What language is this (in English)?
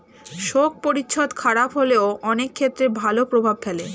Bangla